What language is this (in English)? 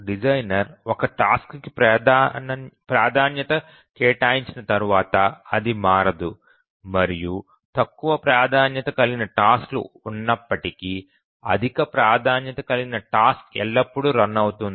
Telugu